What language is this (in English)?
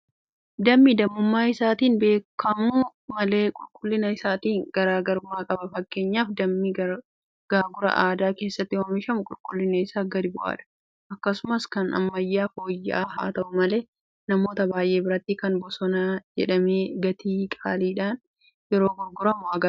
Oromo